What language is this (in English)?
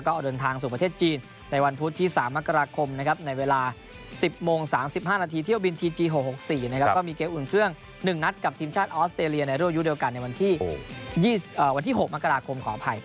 Thai